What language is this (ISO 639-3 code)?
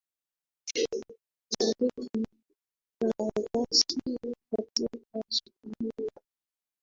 swa